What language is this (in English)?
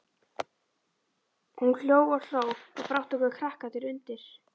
Icelandic